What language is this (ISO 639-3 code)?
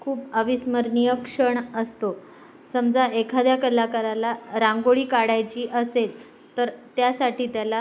mar